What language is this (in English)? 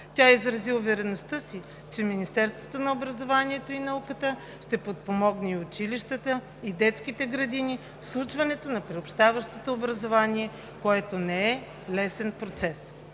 Bulgarian